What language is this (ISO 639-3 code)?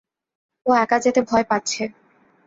ben